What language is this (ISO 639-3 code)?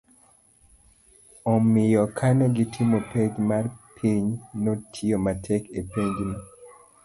luo